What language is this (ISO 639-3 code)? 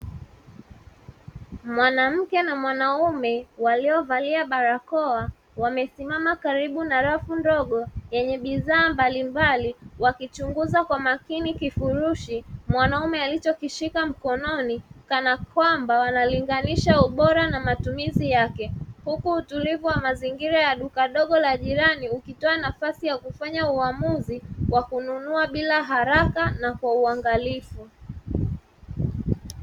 swa